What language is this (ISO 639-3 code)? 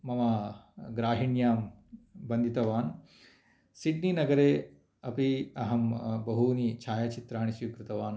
san